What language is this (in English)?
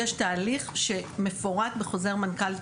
Hebrew